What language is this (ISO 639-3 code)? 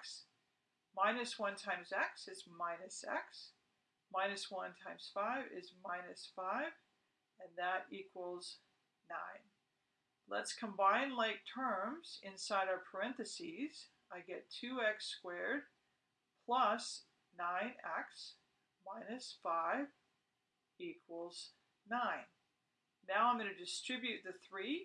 eng